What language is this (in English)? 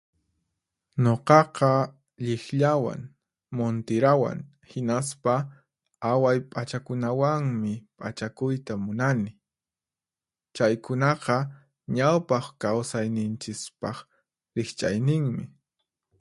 Puno Quechua